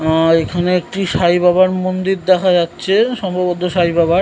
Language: Bangla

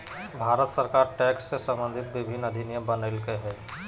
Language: Magahi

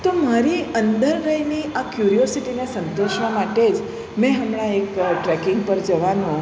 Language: Gujarati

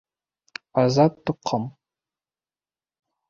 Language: Bashkir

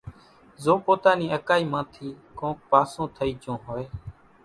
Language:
Kachi Koli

